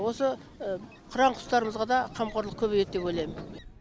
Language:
Kazakh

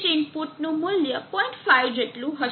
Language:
Gujarati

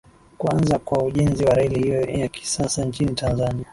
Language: Swahili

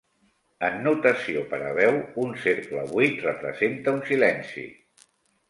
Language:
Catalan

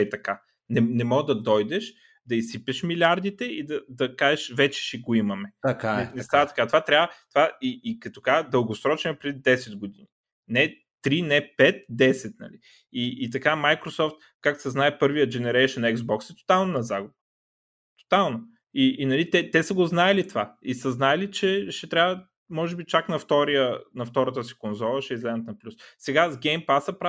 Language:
Bulgarian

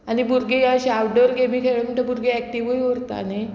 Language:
Konkani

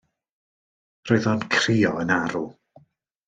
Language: Welsh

